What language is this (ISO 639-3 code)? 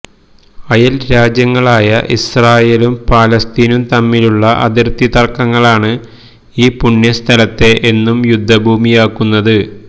mal